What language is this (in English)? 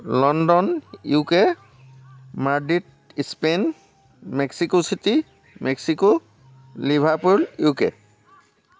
Assamese